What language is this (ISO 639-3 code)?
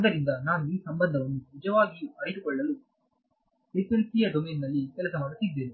kan